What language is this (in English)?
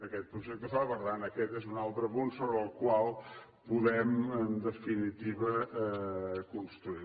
Catalan